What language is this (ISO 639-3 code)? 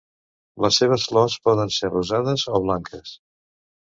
cat